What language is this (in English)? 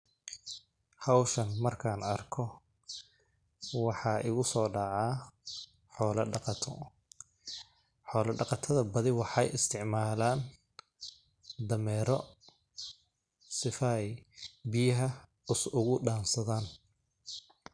Somali